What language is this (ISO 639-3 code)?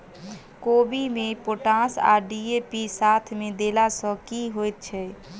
mai